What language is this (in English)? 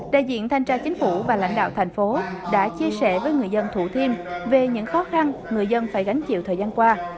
Vietnamese